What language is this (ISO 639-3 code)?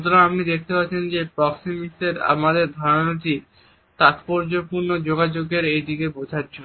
ben